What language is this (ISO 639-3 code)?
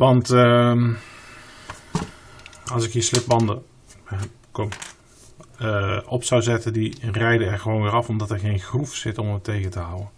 nld